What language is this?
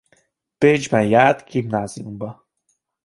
Hungarian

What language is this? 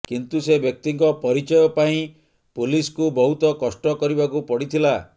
Odia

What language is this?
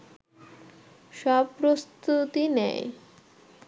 Bangla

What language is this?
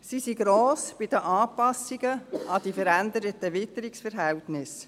Swiss German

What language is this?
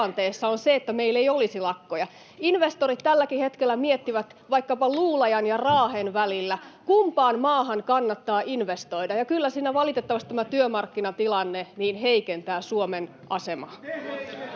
Finnish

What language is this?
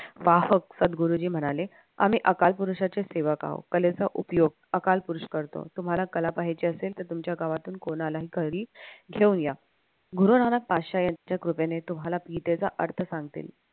Marathi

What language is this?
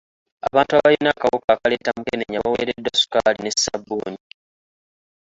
Ganda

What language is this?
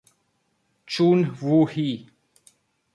Italian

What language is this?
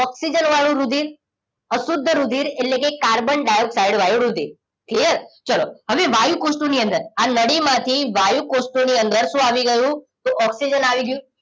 Gujarati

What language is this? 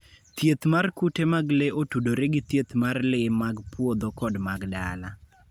Luo (Kenya and Tanzania)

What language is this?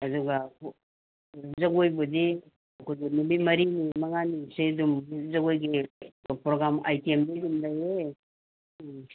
Manipuri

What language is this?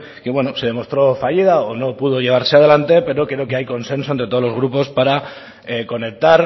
Spanish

